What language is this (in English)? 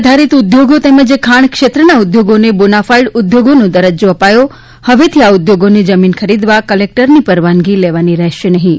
Gujarati